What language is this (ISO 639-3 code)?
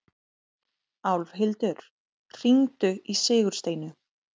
isl